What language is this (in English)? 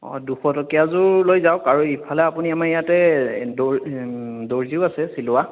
Assamese